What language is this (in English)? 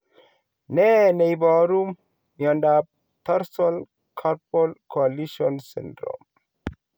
Kalenjin